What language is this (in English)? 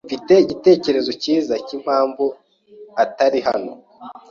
Kinyarwanda